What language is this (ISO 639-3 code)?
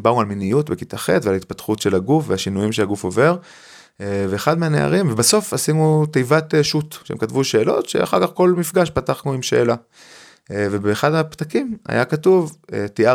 heb